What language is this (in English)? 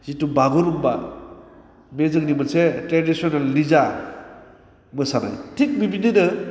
Bodo